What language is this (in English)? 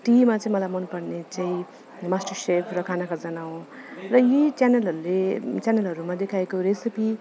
Nepali